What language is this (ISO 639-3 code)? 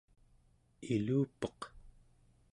esu